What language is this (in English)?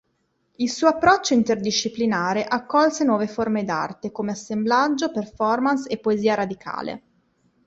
Italian